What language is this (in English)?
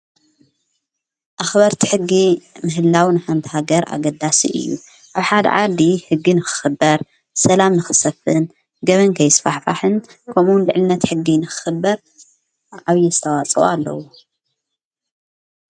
Tigrinya